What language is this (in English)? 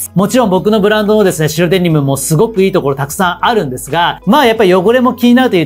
Japanese